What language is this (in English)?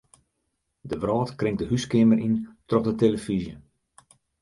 Western Frisian